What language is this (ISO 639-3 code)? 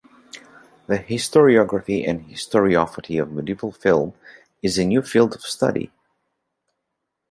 eng